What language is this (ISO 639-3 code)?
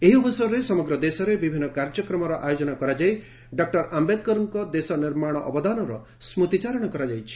ori